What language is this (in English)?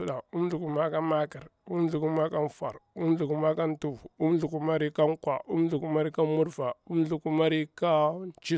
Bura-Pabir